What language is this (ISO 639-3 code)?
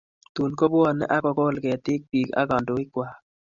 kln